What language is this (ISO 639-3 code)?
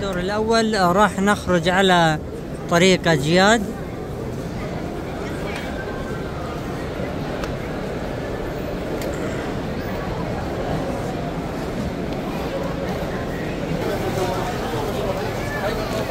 ara